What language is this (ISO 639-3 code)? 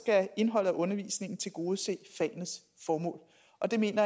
dan